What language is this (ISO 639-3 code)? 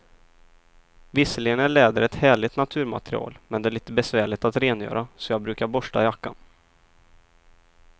swe